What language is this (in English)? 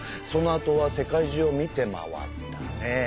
Japanese